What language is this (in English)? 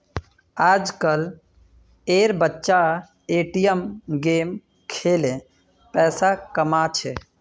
Magahi